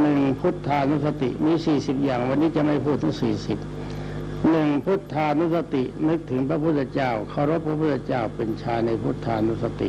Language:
Thai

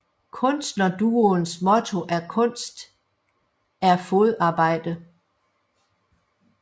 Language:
Danish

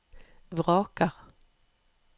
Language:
Norwegian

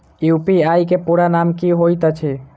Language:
Maithili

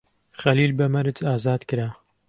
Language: Central Kurdish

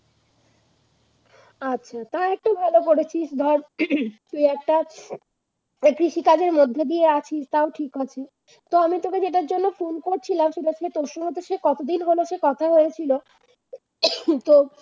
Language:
Bangla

